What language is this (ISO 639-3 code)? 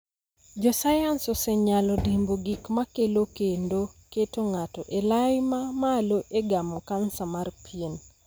luo